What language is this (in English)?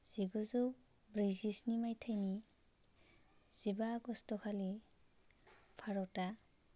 Bodo